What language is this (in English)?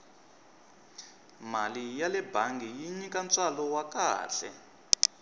Tsonga